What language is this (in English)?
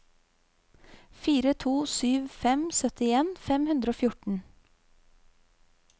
Norwegian